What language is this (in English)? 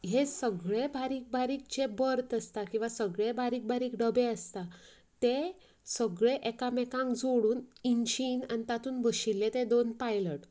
Konkani